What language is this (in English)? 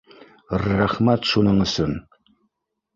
Bashkir